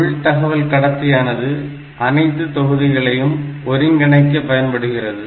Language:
Tamil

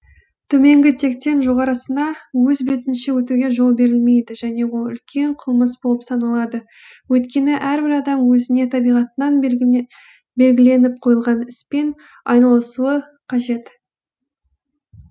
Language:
Kazakh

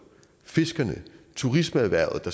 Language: Danish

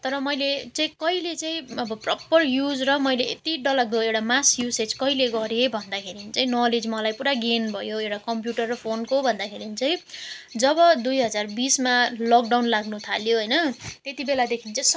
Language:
Nepali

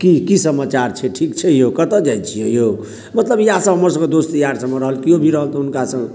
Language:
Maithili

